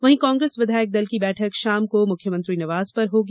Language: Hindi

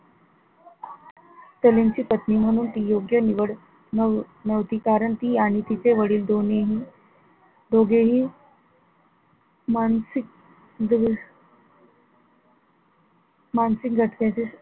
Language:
Marathi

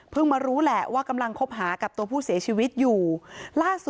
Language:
Thai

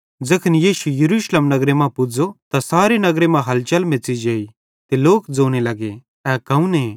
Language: Bhadrawahi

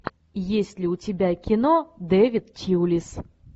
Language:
Russian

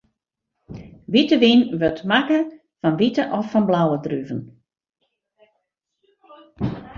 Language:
Western Frisian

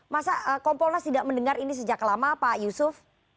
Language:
Indonesian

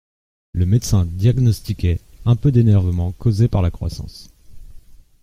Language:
French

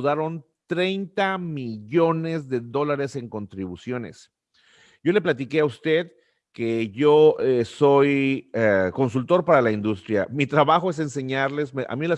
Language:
Spanish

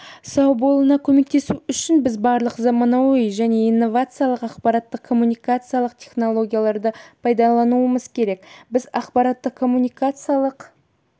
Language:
Kazakh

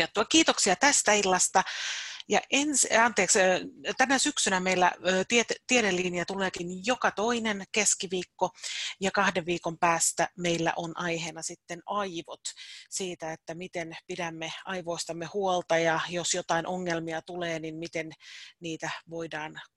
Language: Finnish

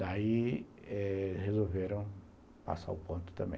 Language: Portuguese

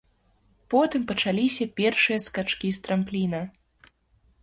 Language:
Belarusian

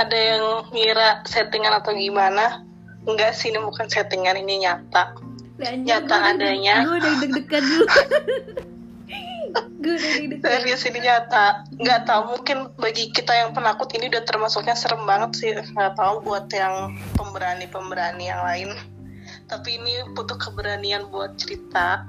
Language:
Indonesian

